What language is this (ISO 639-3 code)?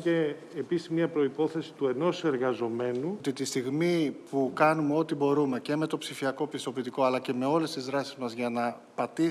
ell